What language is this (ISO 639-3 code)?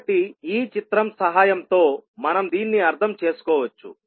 tel